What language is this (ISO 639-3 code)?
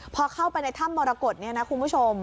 tha